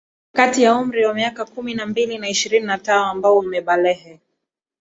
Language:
Swahili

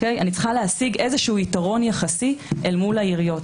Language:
Hebrew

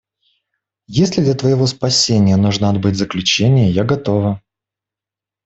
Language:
Russian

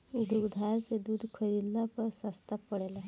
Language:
Bhojpuri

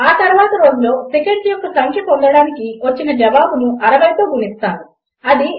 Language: Telugu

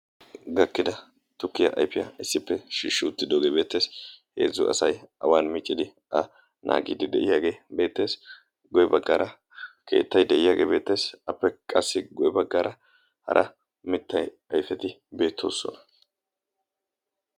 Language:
Wolaytta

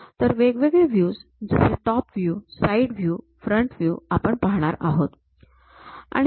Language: Marathi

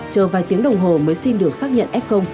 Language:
Vietnamese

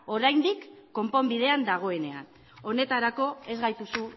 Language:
Basque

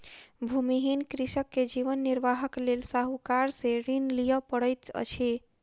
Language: Maithili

